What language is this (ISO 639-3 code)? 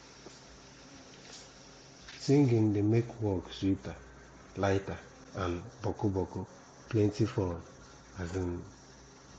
pcm